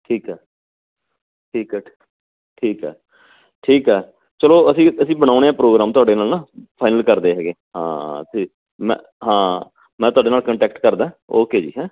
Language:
Punjabi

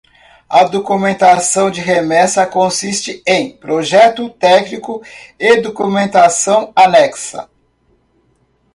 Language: Portuguese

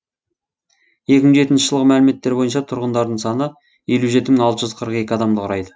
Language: Kazakh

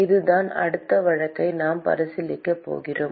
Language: Tamil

